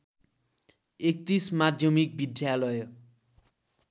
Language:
Nepali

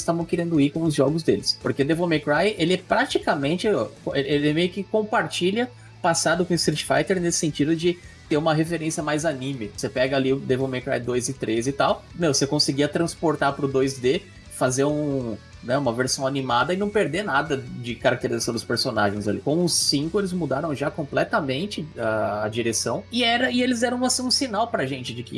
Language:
Portuguese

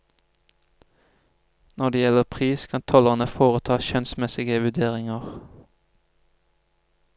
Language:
Norwegian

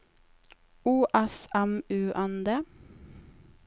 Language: Norwegian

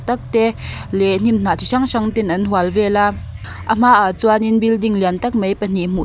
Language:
Mizo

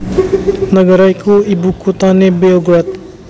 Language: Javanese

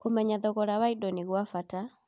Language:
Kikuyu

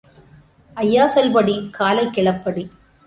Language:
Tamil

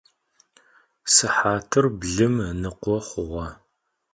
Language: Adyghe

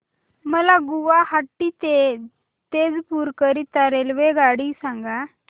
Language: Marathi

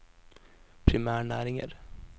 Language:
Norwegian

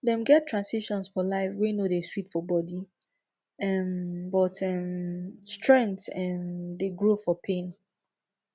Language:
Nigerian Pidgin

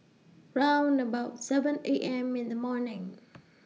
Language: English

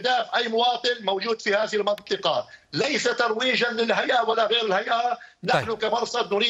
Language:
Arabic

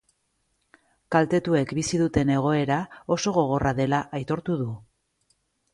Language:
Basque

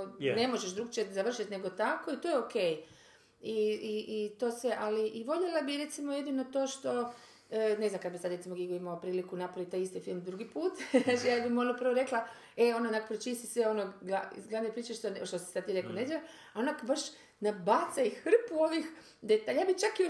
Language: Croatian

